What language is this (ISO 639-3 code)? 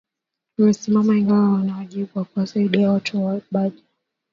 swa